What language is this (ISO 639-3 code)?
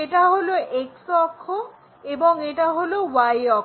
ben